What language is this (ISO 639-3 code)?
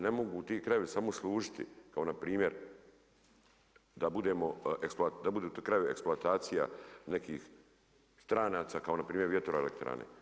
hrv